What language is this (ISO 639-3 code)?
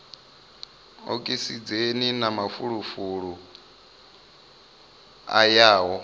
ven